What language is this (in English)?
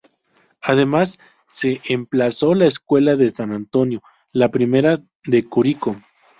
Spanish